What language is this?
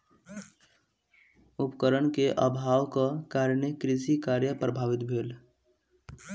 Maithili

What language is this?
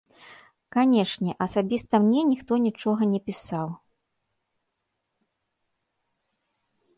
Belarusian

